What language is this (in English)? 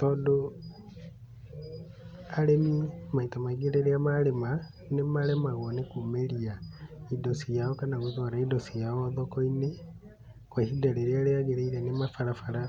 Kikuyu